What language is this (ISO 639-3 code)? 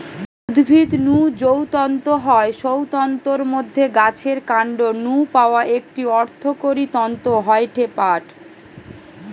ben